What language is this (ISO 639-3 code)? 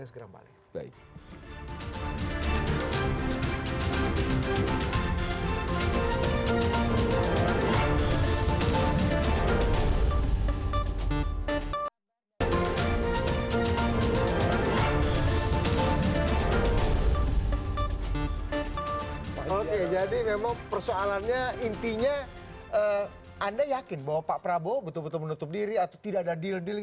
ind